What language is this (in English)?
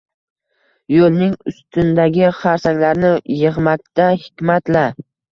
Uzbek